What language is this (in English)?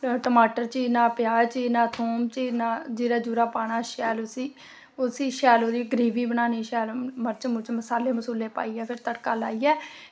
Dogri